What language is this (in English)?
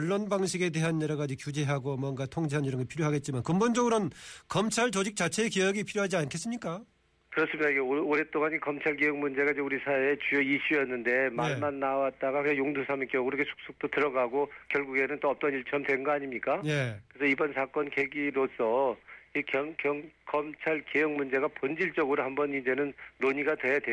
Korean